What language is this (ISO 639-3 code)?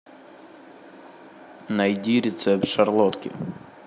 rus